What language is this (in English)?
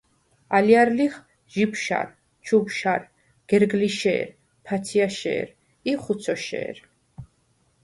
Svan